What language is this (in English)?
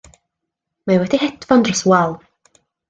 Welsh